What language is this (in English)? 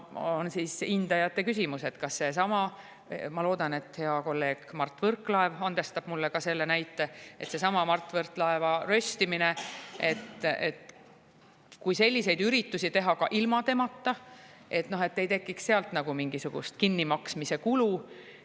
Estonian